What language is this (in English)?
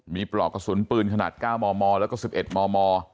Thai